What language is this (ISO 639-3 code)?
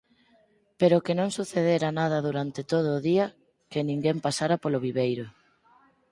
glg